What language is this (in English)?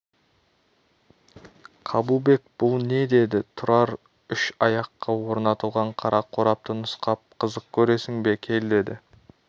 Kazakh